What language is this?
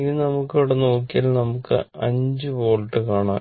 Malayalam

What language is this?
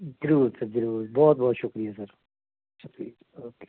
Punjabi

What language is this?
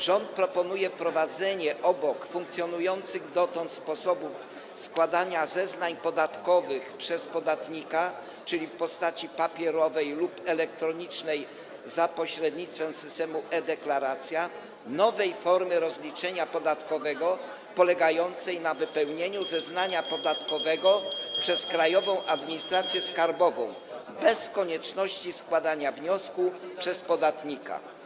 Polish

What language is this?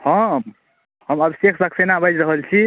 Maithili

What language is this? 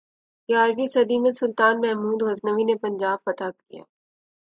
Urdu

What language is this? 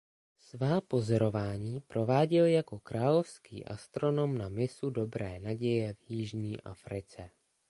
Czech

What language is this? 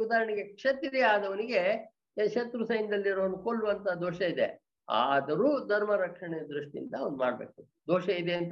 Kannada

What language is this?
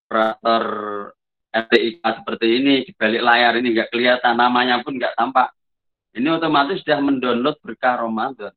Indonesian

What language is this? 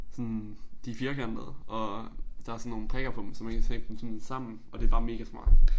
Danish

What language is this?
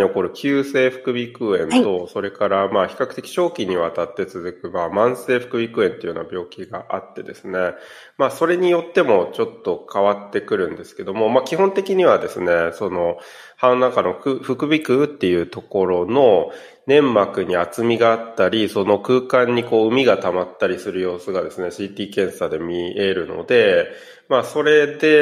Japanese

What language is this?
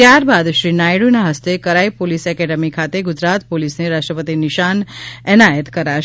Gujarati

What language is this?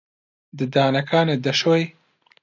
Central Kurdish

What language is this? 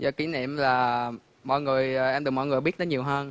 Vietnamese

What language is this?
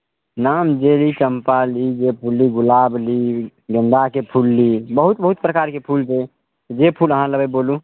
Maithili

